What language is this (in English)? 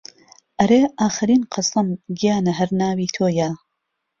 Central Kurdish